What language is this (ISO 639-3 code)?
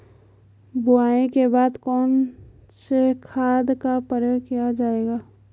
hin